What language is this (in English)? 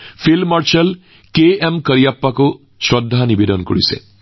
Assamese